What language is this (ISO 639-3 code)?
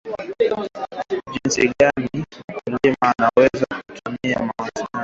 swa